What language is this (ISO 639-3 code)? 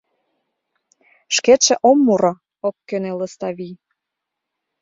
chm